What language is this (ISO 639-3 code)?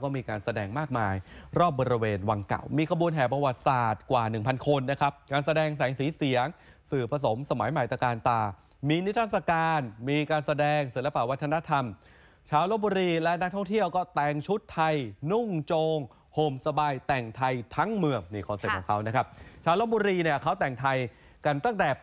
tha